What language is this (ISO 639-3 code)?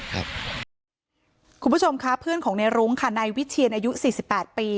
tha